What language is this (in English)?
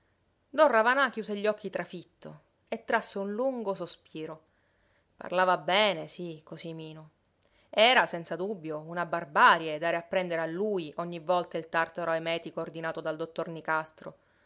Italian